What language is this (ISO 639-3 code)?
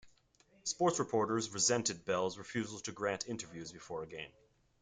eng